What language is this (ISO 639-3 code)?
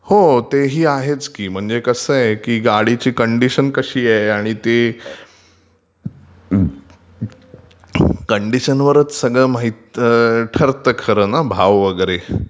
mar